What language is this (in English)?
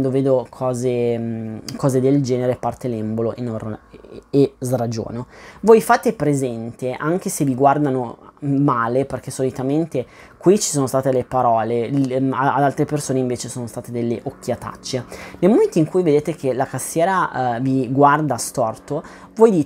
Italian